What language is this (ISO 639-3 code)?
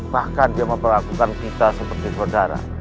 ind